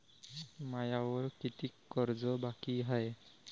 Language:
Marathi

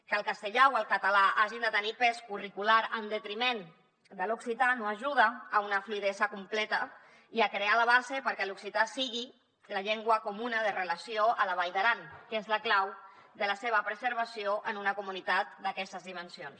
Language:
Catalan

